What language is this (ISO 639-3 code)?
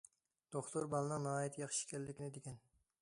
uig